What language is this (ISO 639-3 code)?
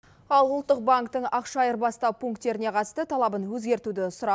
kaz